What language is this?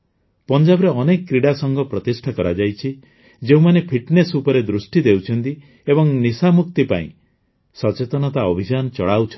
Odia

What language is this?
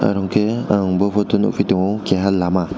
Kok Borok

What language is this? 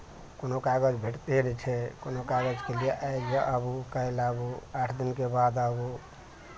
Maithili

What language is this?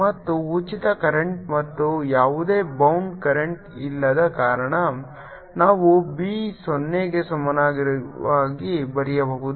Kannada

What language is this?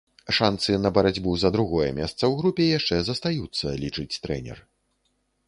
Belarusian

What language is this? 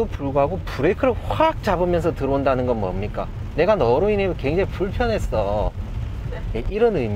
Korean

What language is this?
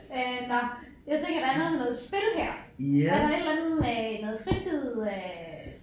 Danish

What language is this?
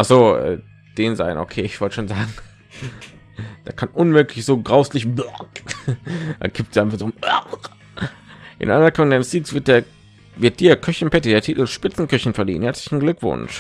German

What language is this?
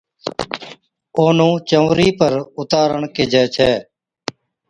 Od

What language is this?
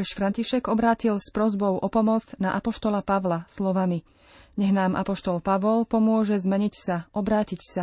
Slovak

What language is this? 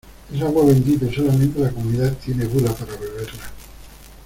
Spanish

